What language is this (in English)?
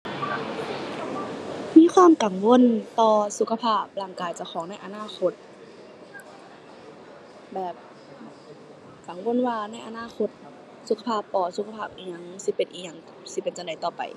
Thai